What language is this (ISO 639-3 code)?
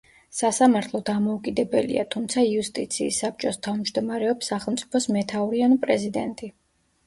kat